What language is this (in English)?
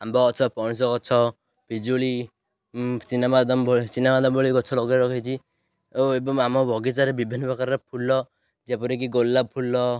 Odia